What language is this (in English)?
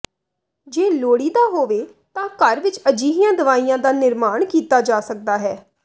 Punjabi